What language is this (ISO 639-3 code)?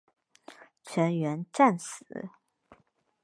zho